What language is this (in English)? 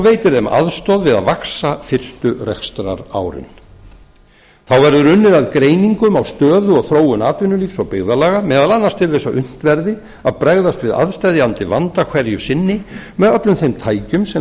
Icelandic